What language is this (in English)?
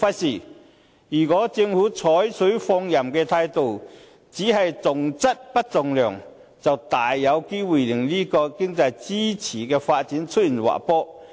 Cantonese